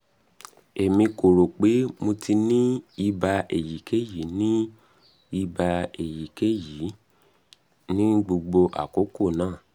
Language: Yoruba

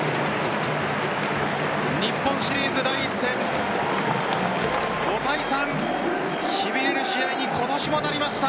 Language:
Japanese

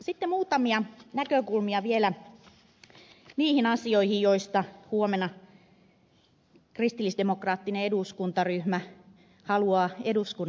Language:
Finnish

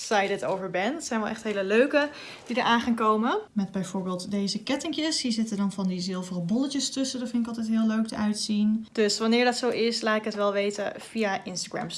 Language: Dutch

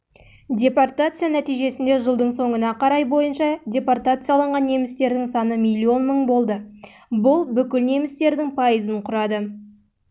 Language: Kazakh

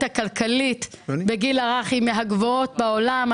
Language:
Hebrew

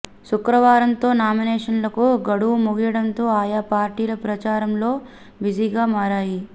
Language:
Telugu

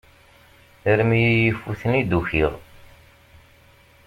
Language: Kabyle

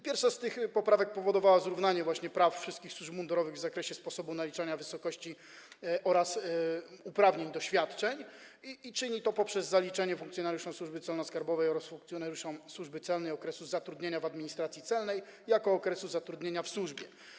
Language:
Polish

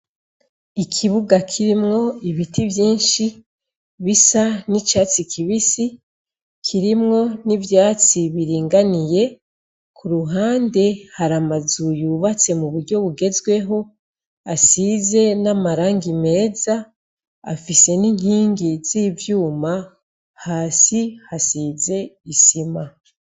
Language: Rundi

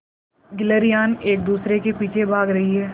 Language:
Hindi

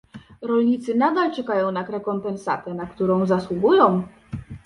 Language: Polish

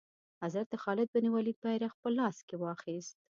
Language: Pashto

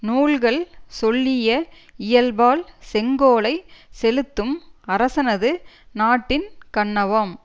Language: Tamil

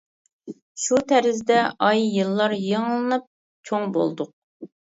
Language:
Uyghur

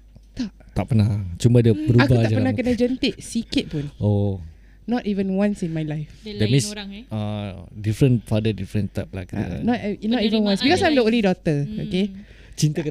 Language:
Malay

